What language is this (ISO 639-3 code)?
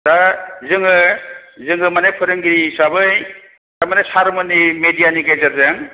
brx